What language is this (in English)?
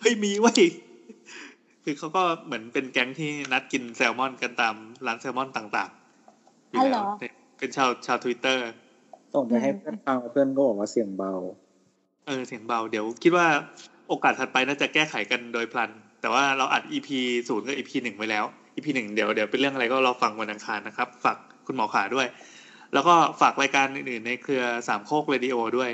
Thai